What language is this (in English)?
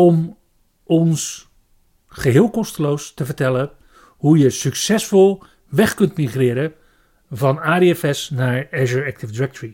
Dutch